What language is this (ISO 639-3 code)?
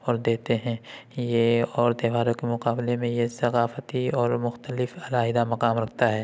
urd